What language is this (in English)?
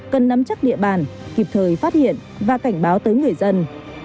Vietnamese